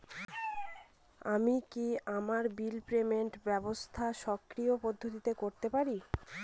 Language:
Bangla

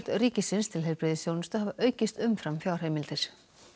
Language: Icelandic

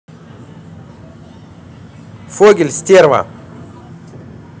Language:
Russian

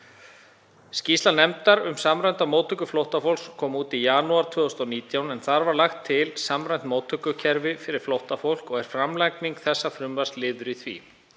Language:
Icelandic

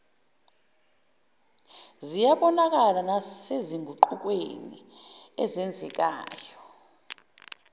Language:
Zulu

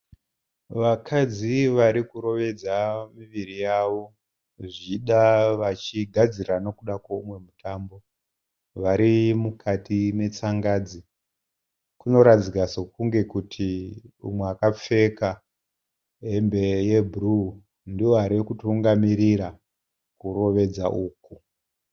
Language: Shona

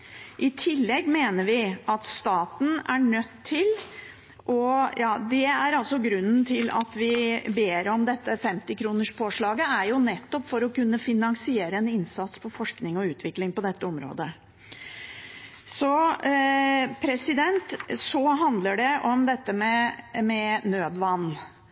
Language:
Norwegian Bokmål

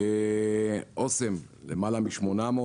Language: Hebrew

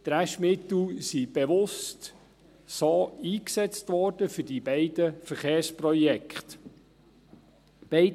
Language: Swiss German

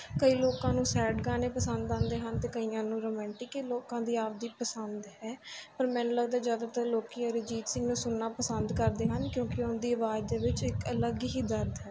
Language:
Punjabi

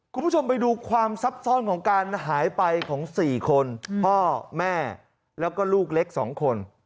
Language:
Thai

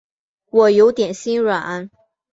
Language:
Chinese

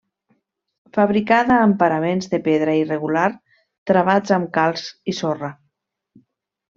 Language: Catalan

